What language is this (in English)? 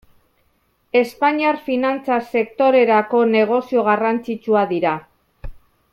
Basque